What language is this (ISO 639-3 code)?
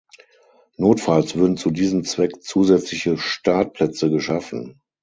deu